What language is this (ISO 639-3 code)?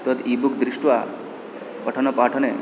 san